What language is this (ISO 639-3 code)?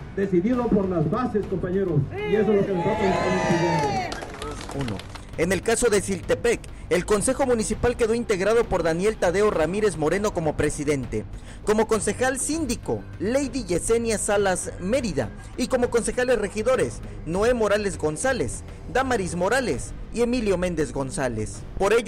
spa